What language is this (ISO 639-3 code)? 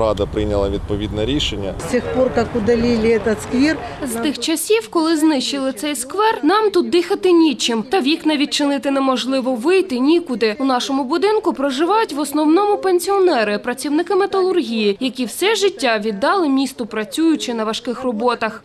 ukr